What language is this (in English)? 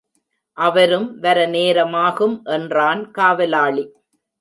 Tamil